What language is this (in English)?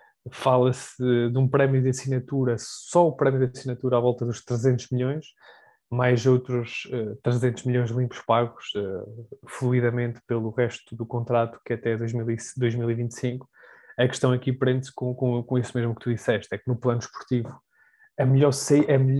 Portuguese